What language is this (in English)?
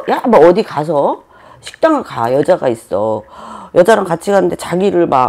Korean